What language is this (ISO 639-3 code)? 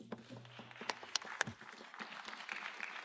deu